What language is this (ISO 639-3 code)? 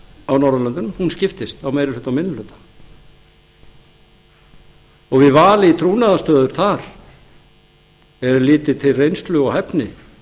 isl